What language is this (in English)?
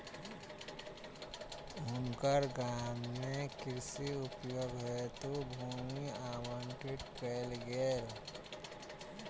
Maithili